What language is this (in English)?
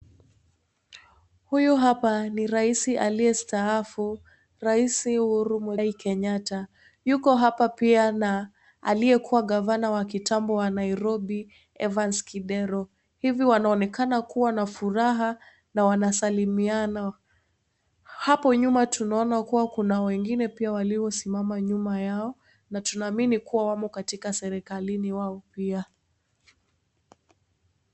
Swahili